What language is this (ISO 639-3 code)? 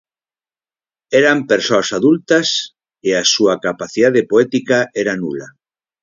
glg